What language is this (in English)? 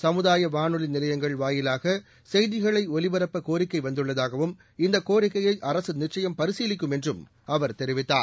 Tamil